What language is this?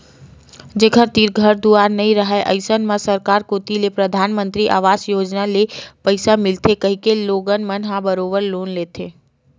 Chhattisgarhi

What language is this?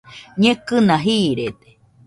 Nüpode Huitoto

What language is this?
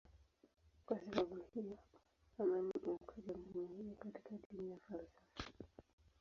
Swahili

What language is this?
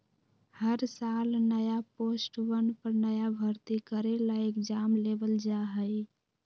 Magahi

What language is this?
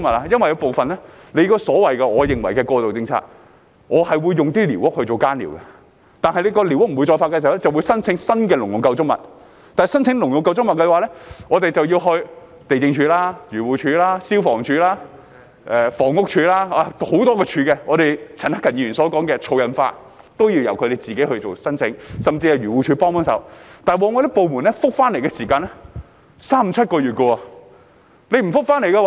Cantonese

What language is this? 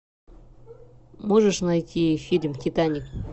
Russian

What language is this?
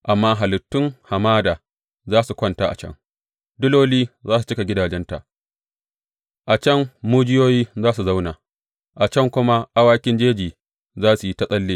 Hausa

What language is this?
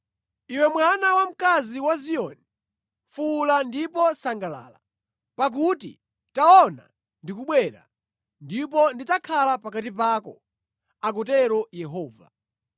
Nyanja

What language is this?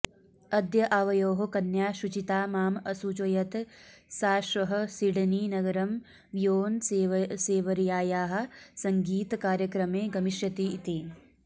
Sanskrit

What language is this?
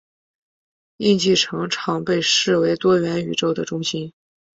Chinese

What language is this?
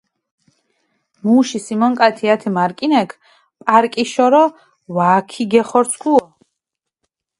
Mingrelian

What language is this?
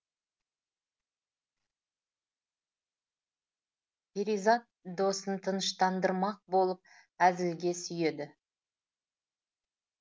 Kazakh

